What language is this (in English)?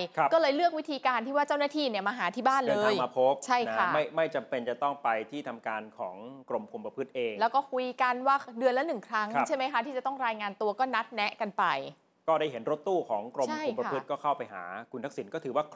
Thai